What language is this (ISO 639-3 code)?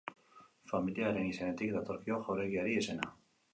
eus